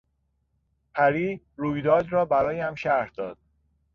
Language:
Persian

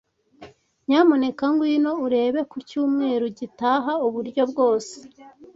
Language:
Kinyarwanda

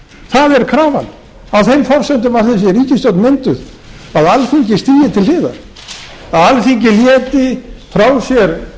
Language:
Icelandic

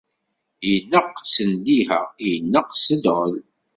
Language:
Kabyle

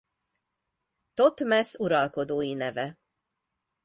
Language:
Hungarian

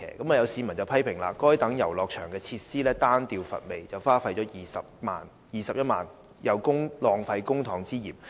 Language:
Cantonese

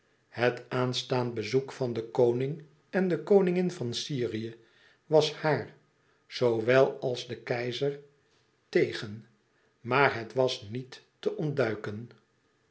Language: Dutch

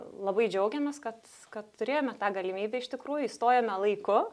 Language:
Lithuanian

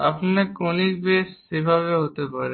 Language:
Bangla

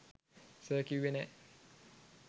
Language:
Sinhala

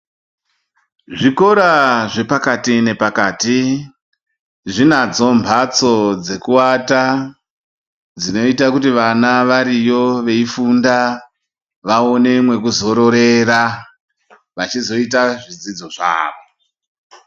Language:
Ndau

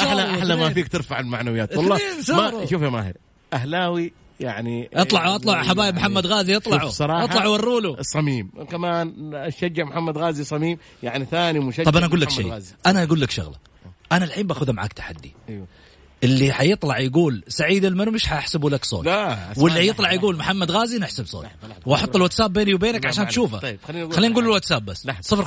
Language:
Arabic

